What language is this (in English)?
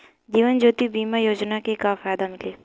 Bhojpuri